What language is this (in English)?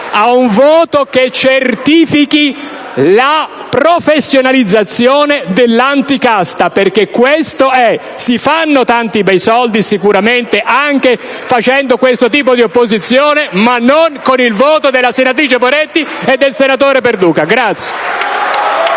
Italian